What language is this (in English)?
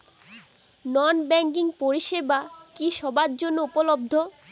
Bangla